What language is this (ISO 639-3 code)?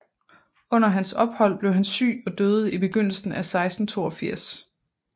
dan